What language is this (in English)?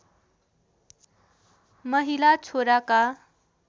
Nepali